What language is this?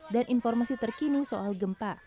Indonesian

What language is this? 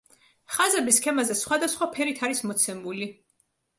Georgian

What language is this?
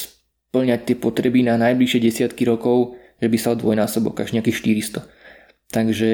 Slovak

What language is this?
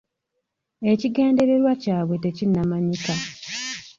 Ganda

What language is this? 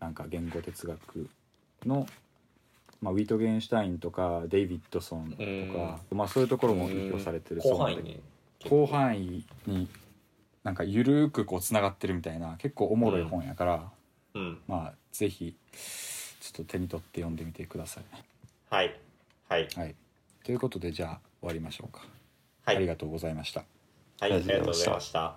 Japanese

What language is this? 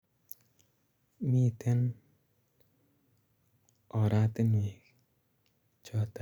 Kalenjin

